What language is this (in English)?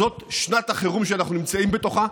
Hebrew